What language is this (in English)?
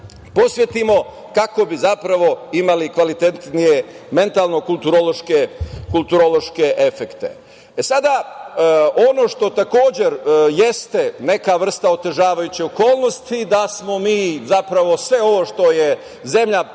Serbian